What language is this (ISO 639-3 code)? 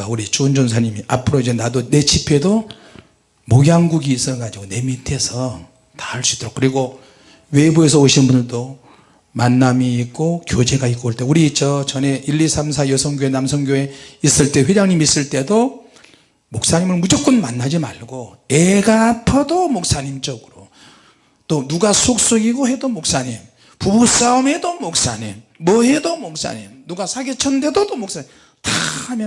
kor